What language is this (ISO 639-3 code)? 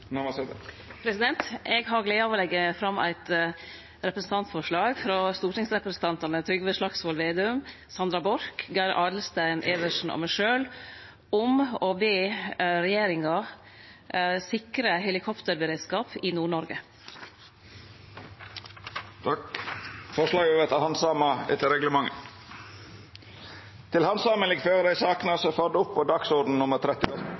nno